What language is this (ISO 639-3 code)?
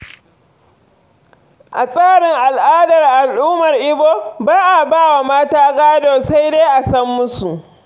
hau